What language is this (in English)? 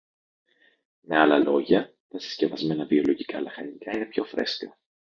Greek